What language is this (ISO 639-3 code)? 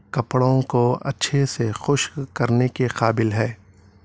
urd